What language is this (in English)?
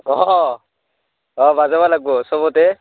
Assamese